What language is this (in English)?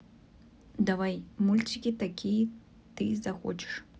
Russian